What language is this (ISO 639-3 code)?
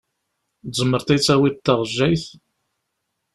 kab